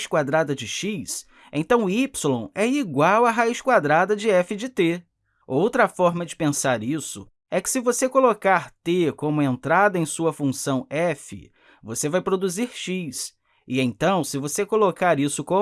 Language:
Portuguese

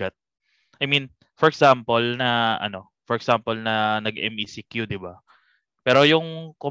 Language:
Filipino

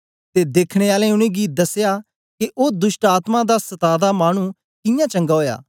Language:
Dogri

